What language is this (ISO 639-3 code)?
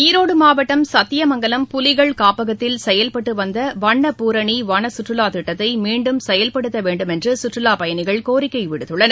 tam